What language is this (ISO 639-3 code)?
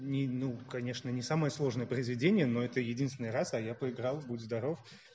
rus